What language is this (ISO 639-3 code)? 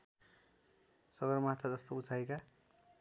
nep